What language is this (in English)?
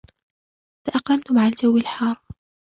Arabic